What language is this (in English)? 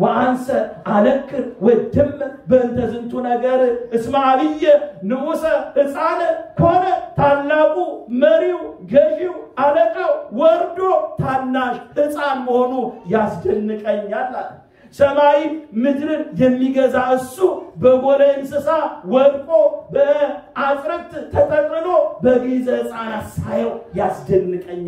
Arabic